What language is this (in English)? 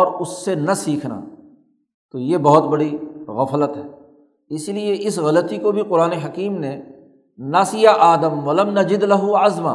Urdu